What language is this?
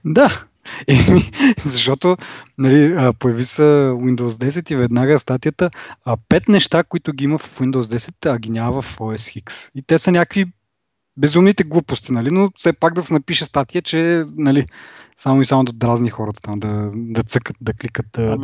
Bulgarian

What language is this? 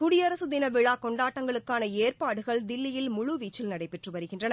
Tamil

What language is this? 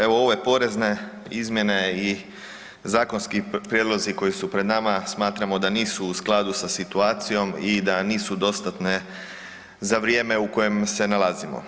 Croatian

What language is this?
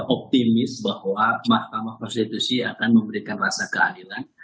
Indonesian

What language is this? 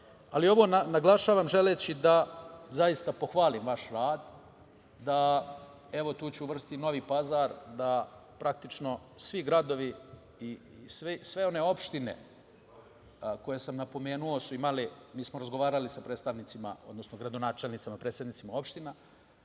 Serbian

